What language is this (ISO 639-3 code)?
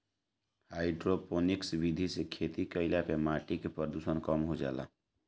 bho